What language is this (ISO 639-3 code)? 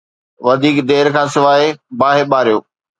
snd